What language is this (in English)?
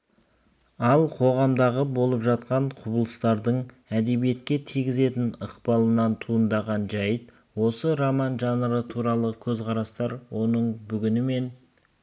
Kazakh